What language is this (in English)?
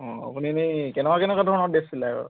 Assamese